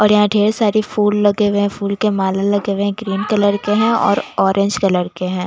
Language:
Hindi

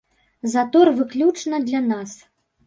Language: Belarusian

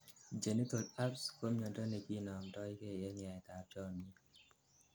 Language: Kalenjin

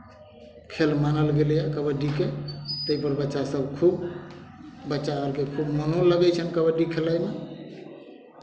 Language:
Maithili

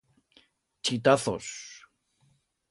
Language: Aragonese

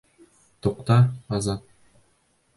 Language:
Bashkir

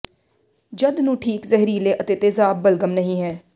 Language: Punjabi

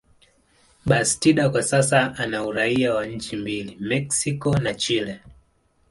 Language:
Swahili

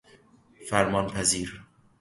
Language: Persian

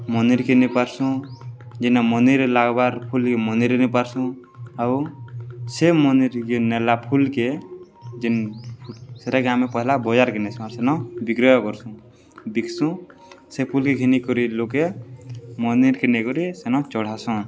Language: Odia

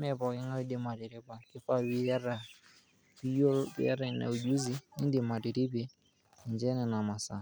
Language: Masai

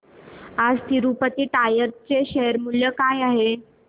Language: Marathi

